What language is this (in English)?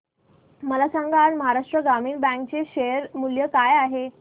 Marathi